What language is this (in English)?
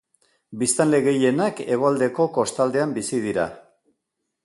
Basque